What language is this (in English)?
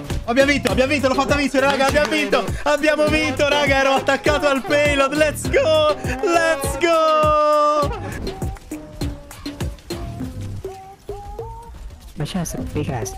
English